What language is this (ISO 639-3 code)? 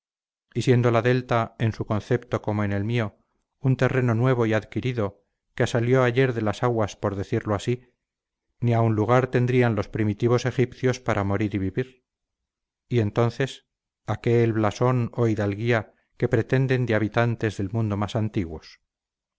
spa